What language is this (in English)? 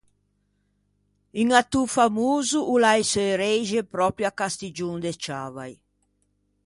Ligurian